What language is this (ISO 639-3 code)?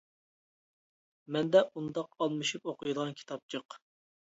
uig